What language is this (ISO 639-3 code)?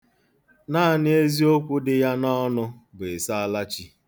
ibo